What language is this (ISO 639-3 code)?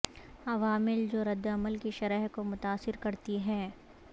urd